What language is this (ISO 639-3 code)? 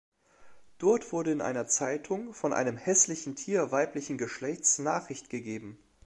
deu